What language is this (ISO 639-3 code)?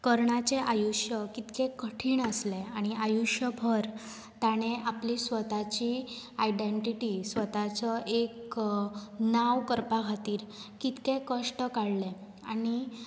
kok